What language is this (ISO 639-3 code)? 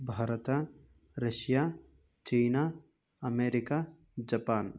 kan